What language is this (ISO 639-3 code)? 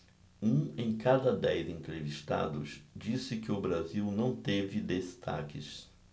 por